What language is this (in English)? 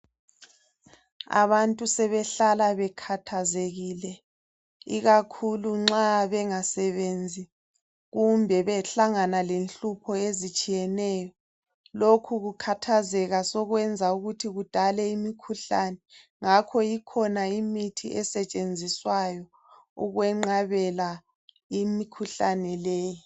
North Ndebele